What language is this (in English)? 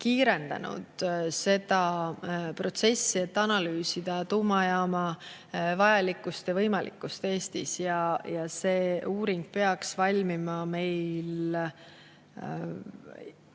Estonian